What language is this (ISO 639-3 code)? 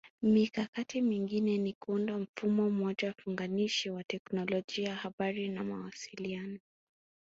swa